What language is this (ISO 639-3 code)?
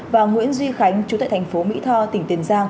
vie